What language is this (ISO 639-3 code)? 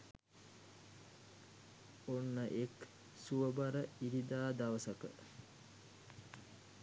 sin